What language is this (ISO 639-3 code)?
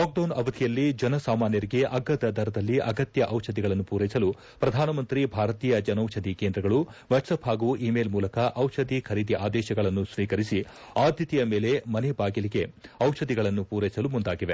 kan